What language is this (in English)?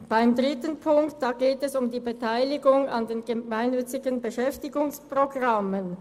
Swiss German